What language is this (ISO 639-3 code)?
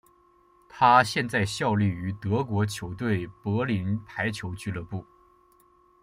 zho